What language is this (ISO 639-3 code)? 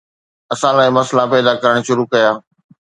snd